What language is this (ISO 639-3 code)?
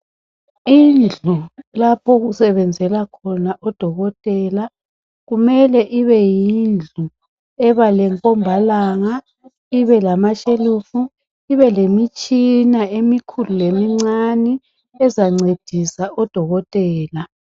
nde